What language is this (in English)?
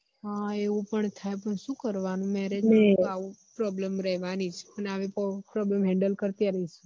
Gujarati